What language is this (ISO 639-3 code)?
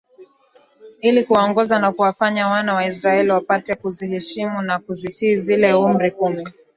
swa